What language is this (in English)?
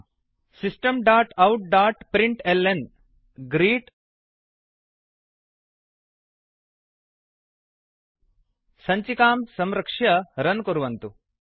Sanskrit